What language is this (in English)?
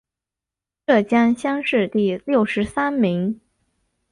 Chinese